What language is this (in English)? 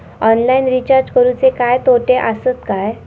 Marathi